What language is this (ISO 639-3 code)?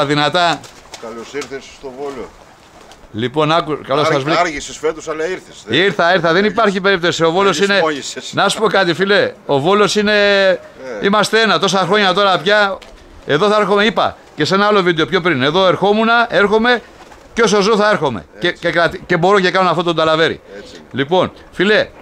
ell